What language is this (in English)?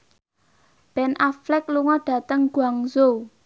Javanese